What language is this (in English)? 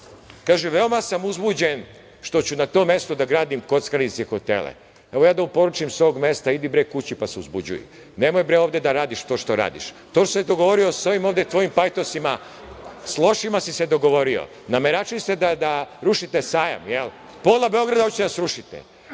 Serbian